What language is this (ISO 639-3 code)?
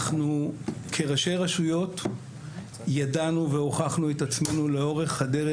heb